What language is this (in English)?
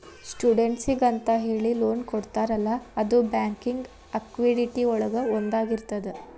Kannada